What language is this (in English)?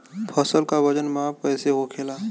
Bhojpuri